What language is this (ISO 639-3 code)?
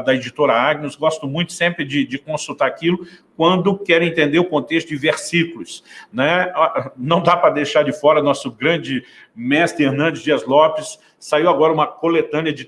por